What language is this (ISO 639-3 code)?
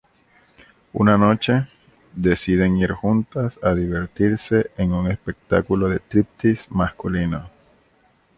spa